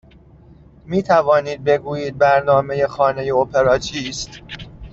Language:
Persian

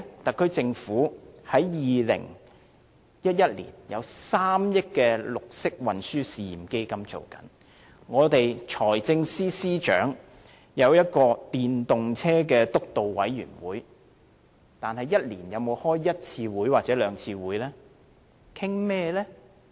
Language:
Cantonese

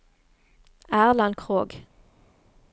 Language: Norwegian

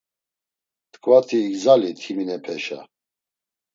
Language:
Laz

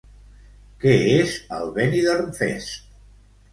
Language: Catalan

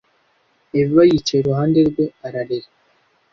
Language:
Kinyarwanda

